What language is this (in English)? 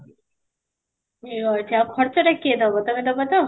Odia